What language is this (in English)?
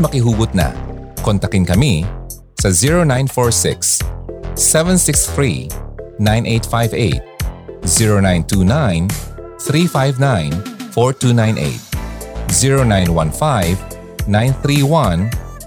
Filipino